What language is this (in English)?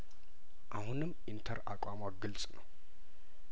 Amharic